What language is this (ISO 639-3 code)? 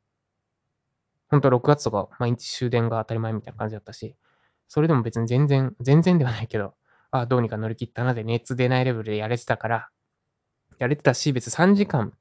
jpn